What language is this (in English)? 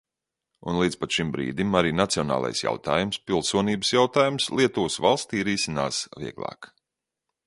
Latvian